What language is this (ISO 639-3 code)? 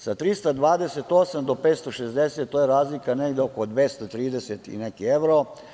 srp